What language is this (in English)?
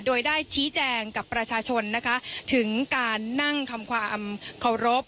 Thai